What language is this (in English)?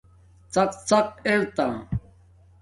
Domaaki